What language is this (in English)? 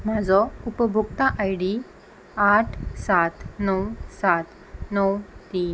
Konkani